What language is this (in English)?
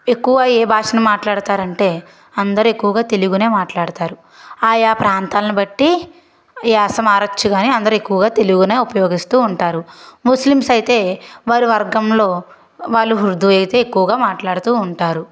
Telugu